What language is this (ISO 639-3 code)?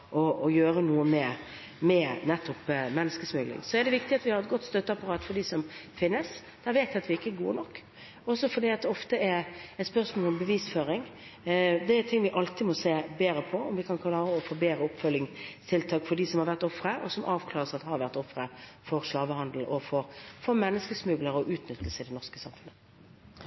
nob